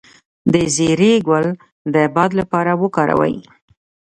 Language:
Pashto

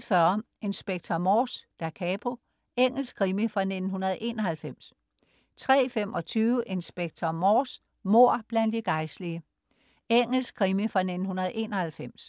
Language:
Danish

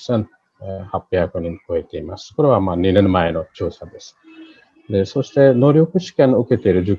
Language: Japanese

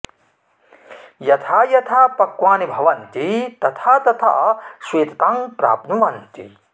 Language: Sanskrit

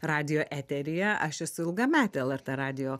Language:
Lithuanian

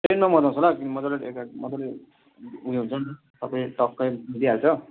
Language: Nepali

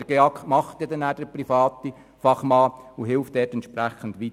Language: Swiss German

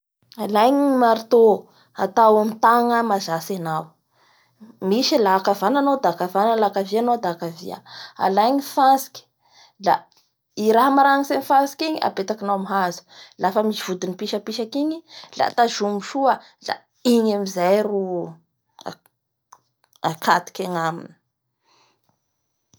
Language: Bara Malagasy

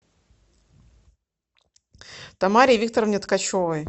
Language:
Russian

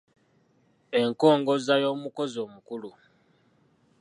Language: Ganda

